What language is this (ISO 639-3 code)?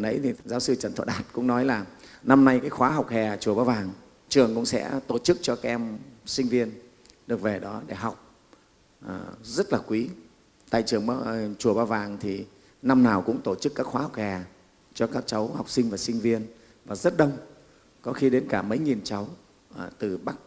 vie